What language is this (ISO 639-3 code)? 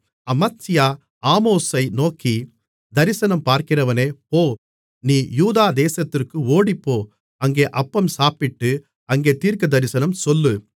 tam